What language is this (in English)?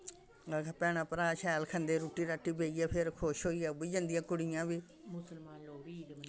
Dogri